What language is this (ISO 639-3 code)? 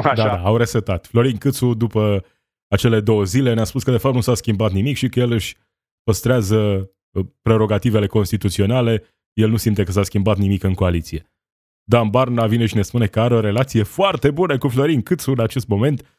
ron